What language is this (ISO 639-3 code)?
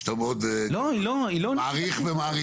heb